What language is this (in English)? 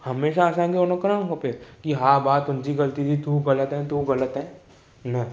Sindhi